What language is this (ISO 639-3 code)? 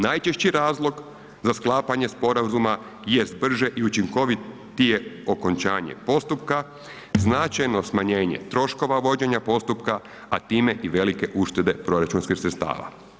hrv